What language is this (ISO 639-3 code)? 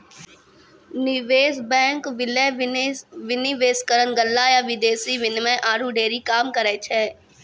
mai